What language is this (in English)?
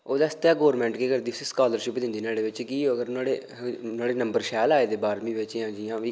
Dogri